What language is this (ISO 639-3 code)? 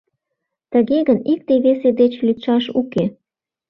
chm